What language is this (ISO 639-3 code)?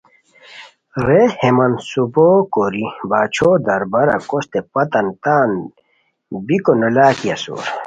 khw